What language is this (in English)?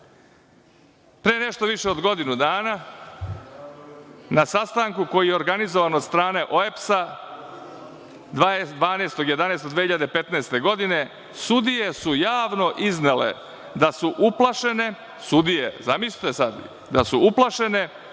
Serbian